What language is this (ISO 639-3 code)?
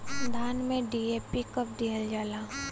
bho